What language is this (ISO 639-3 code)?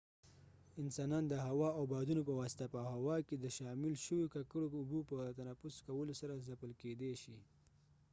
pus